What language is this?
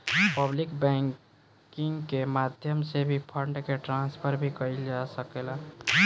Bhojpuri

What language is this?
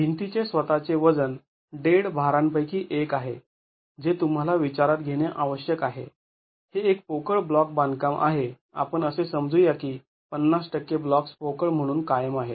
Marathi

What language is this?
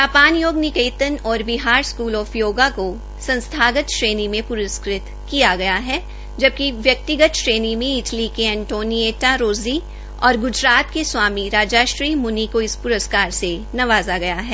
Hindi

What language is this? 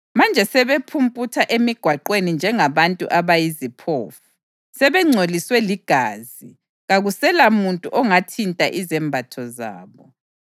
North Ndebele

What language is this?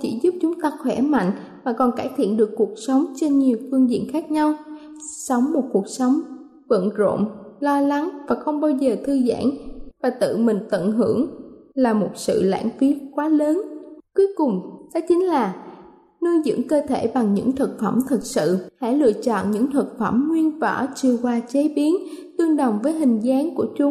Vietnamese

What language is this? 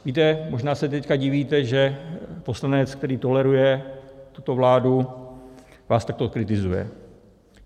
Czech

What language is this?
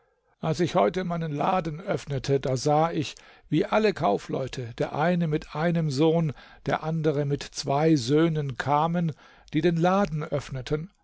German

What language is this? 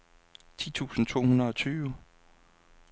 Danish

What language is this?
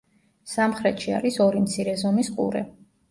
Georgian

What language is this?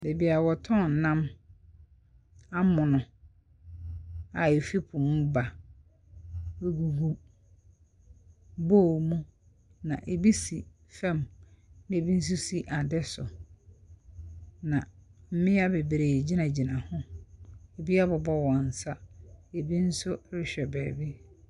Akan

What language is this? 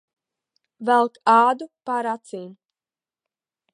Latvian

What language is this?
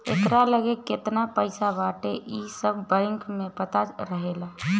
Bhojpuri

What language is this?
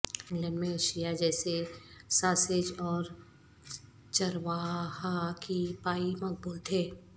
Urdu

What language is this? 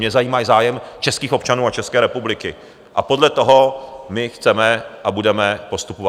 Czech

